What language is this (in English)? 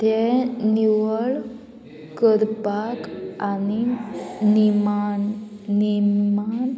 Konkani